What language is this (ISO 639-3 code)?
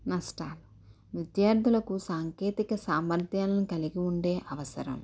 tel